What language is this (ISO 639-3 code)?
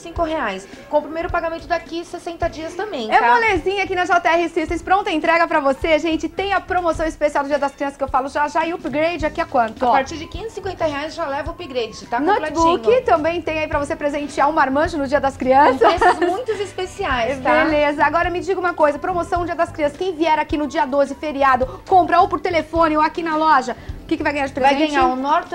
por